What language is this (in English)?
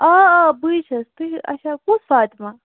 Kashmiri